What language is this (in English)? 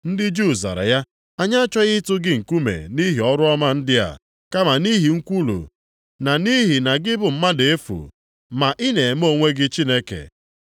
Igbo